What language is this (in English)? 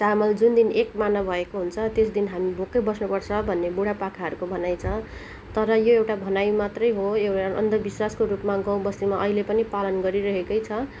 Nepali